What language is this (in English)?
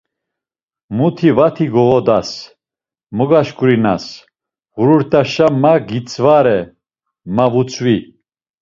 Laz